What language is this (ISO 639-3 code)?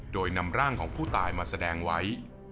tha